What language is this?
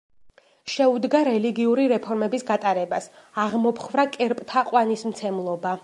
Georgian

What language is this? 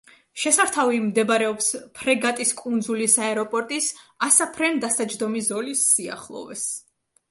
Georgian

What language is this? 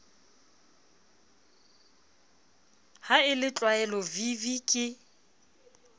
Southern Sotho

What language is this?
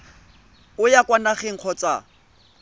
Tswana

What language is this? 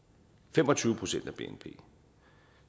Danish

